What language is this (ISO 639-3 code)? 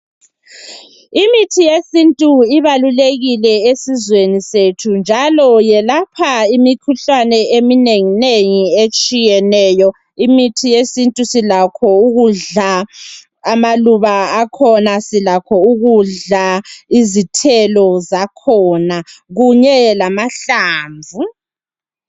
nde